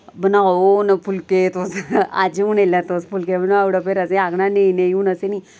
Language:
Dogri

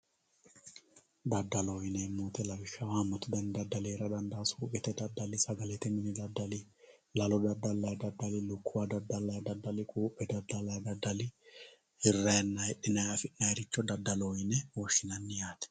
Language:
Sidamo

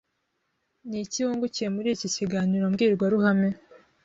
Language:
Kinyarwanda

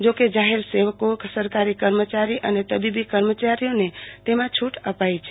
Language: Gujarati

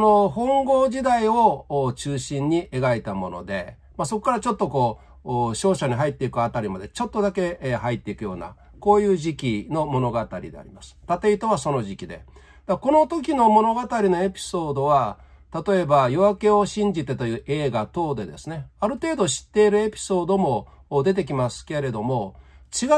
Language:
Japanese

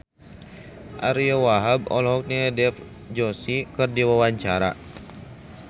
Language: Sundanese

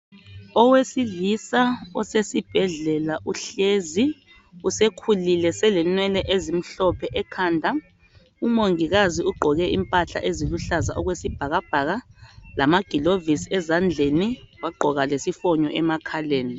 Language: North Ndebele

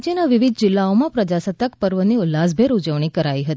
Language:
Gujarati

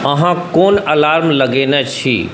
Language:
Maithili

